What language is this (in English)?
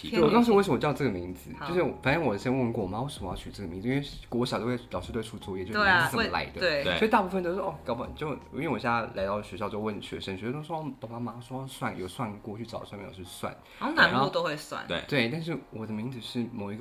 Chinese